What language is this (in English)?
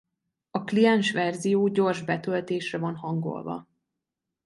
Hungarian